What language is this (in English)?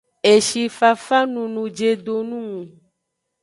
Aja (Benin)